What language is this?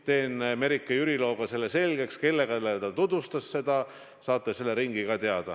Estonian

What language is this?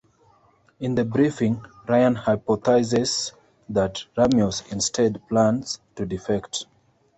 English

